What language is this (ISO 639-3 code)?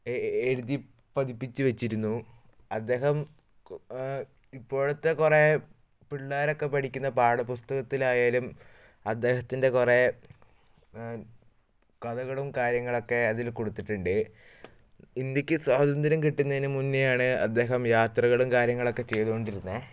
mal